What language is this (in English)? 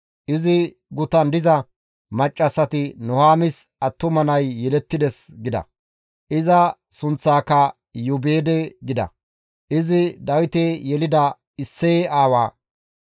Gamo